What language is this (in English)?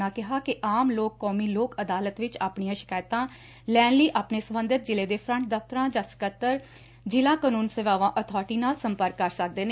Punjabi